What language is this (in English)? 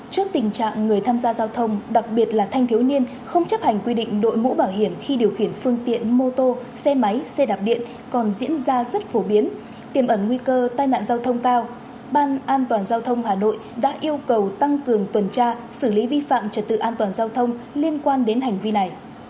Vietnamese